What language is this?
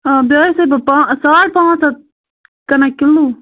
Kashmiri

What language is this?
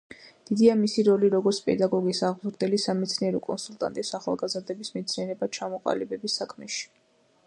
Georgian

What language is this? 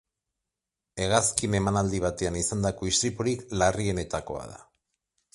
Basque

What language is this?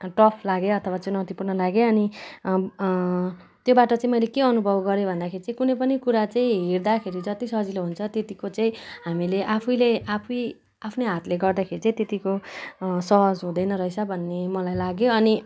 Nepali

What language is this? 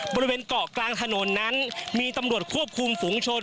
Thai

